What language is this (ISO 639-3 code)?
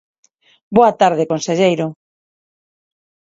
glg